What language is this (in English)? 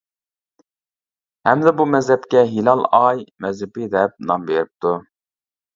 Uyghur